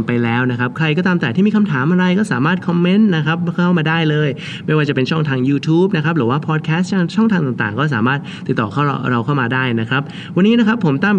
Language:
Thai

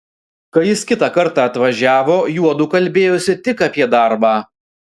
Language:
Lithuanian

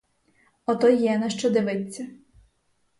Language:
Ukrainian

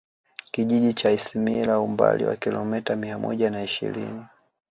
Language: Swahili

